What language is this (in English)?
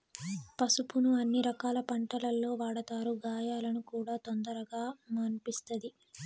Telugu